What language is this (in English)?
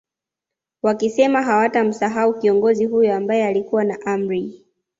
Swahili